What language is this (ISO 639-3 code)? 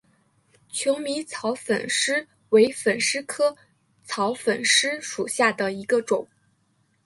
zho